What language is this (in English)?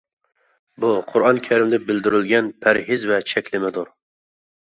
Uyghur